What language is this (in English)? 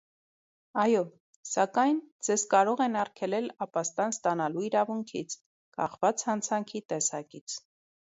Armenian